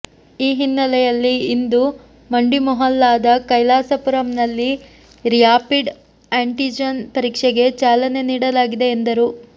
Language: Kannada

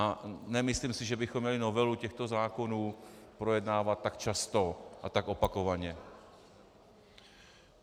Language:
Czech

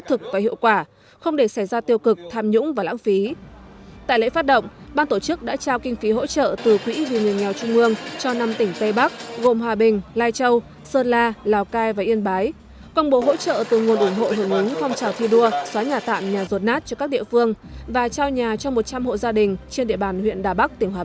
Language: Vietnamese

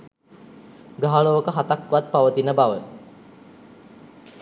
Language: Sinhala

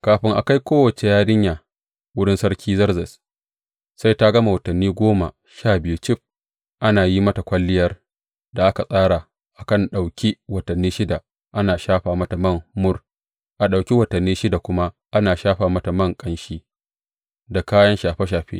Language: Hausa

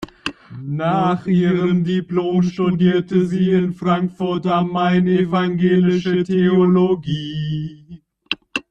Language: German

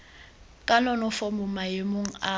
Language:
Tswana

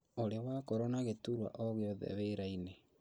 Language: Kikuyu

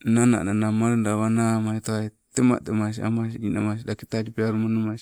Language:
Sibe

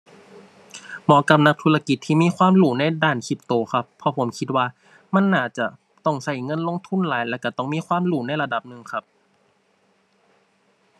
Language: Thai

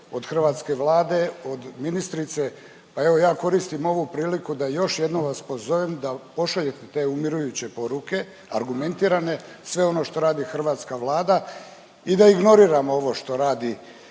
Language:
Croatian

